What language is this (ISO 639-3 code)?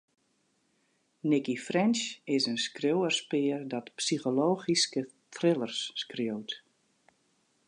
fry